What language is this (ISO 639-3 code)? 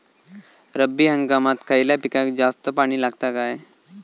mar